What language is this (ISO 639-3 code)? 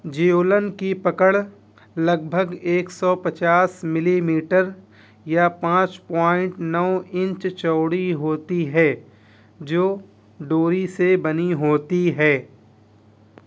urd